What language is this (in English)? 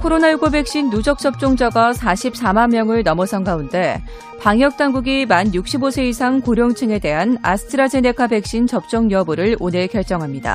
Korean